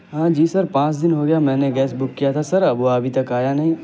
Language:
Urdu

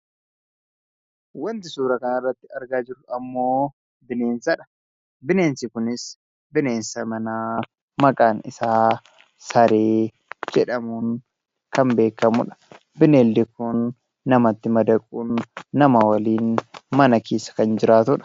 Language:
Oromo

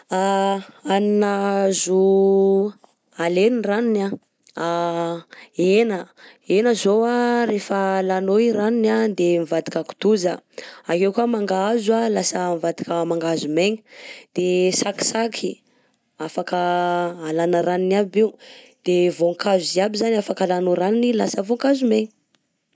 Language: Southern Betsimisaraka Malagasy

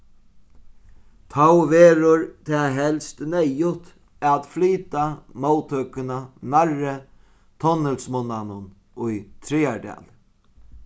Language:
Faroese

